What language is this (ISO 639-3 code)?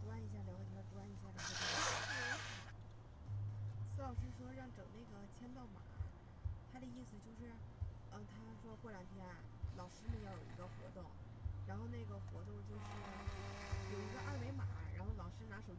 zho